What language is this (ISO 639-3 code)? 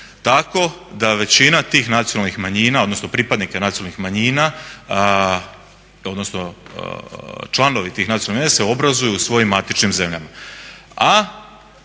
hrv